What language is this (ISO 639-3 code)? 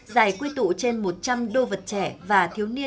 vie